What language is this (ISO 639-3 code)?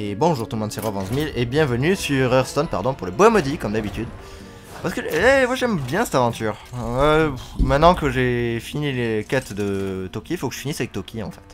fra